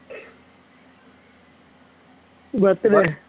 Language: Tamil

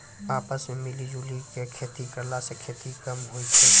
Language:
Maithili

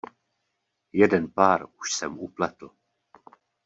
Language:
Czech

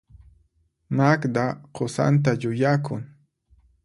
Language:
Puno Quechua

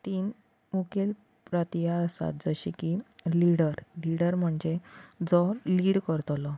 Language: Konkani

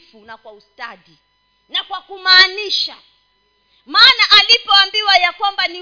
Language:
Swahili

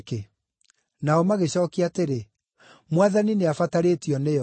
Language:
Kikuyu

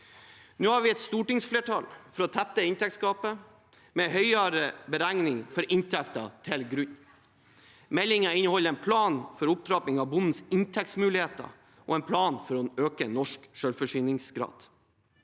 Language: Norwegian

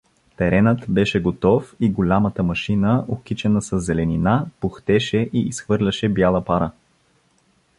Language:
Bulgarian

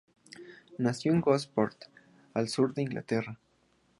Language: Spanish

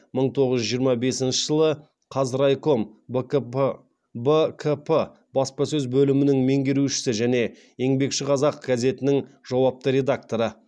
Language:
Kazakh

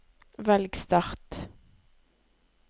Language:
Norwegian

